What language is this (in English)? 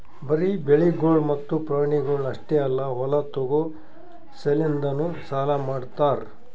Kannada